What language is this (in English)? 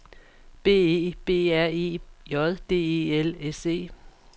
Danish